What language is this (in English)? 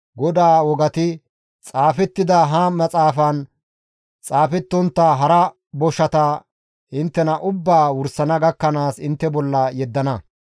Gamo